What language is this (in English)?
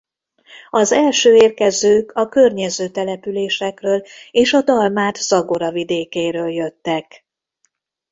Hungarian